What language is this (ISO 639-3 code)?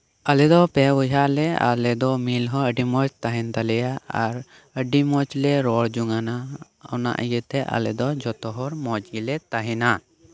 sat